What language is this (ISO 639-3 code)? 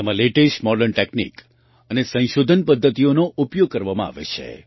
guj